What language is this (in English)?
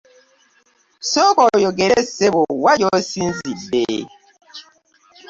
Ganda